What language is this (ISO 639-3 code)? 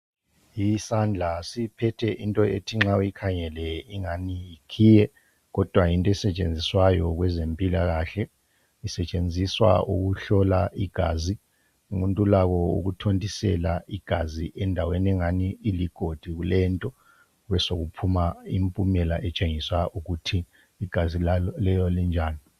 nde